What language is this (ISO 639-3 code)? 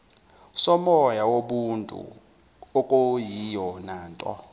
zul